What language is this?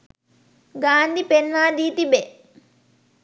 Sinhala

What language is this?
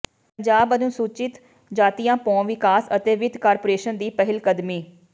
Punjabi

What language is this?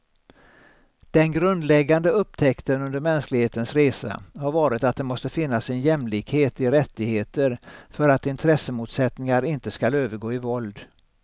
Swedish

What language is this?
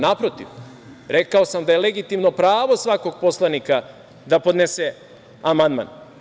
Serbian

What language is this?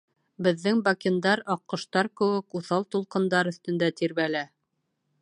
Bashkir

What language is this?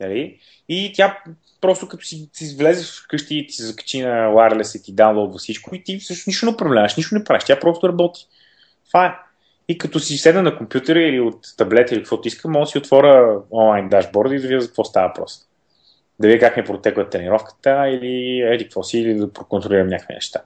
Bulgarian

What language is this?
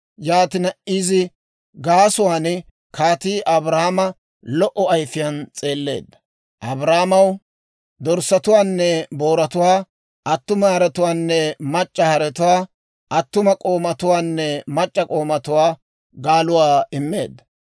Dawro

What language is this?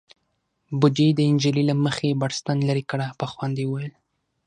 Pashto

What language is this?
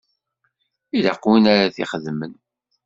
Kabyle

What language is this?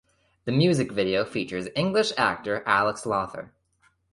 English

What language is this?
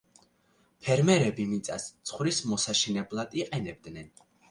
Georgian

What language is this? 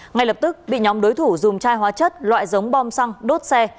Vietnamese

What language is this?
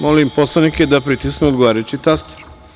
Serbian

